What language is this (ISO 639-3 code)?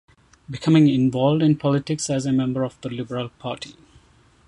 eng